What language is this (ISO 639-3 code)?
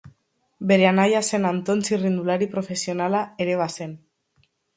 eus